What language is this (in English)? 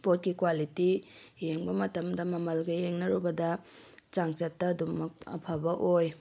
Manipuri